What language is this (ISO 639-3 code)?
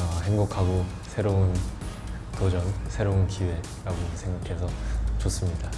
kor